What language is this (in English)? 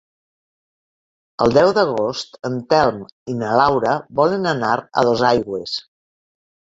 Catalan